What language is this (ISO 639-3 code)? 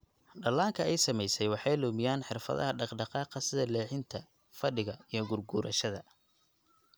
som